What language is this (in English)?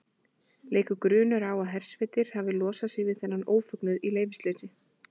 Icelandic